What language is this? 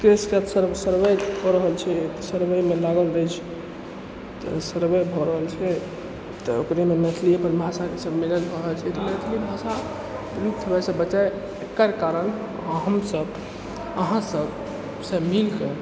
Maithili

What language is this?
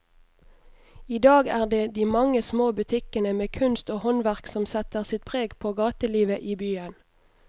Norwegian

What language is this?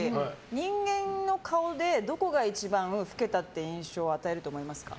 Japanese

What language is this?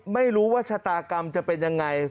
Thai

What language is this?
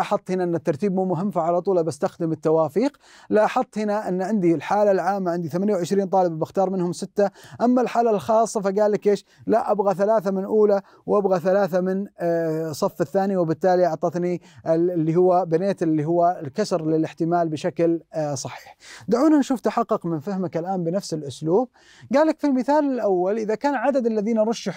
Arabic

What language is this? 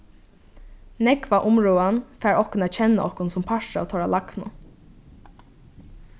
Faroese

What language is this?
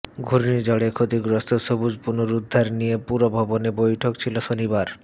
Bangla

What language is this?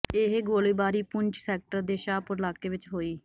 Punjabi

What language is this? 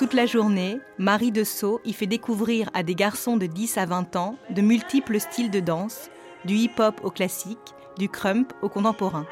French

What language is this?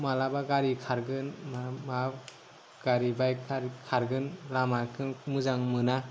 Bodo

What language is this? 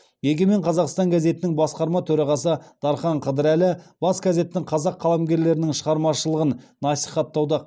Kazakh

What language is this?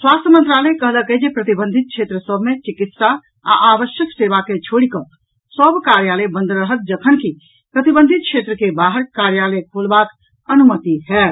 Maithili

